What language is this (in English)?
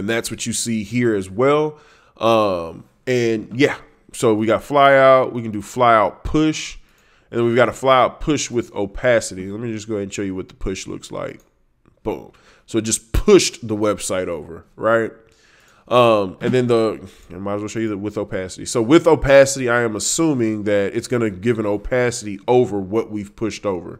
English